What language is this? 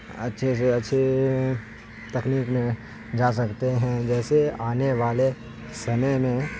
Urdu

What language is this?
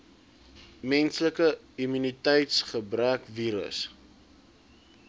Afrikaans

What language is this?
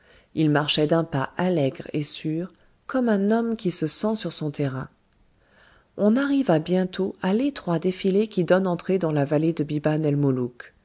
French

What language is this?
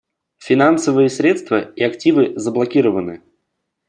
Russian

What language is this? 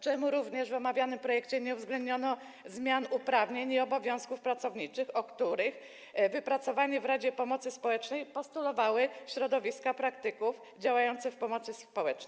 Polish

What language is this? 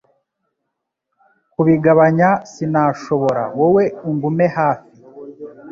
Kinyarwanda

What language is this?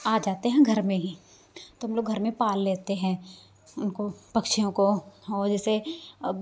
Hindi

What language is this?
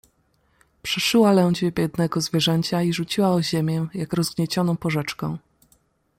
Polish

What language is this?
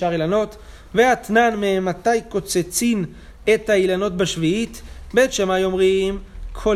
Hebrew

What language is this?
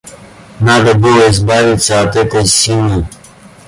Russian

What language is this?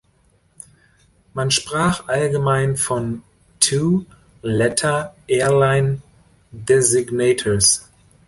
German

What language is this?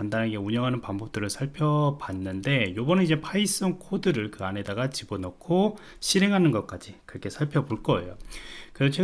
Korean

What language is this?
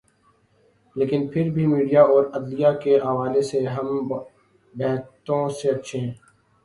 Urdu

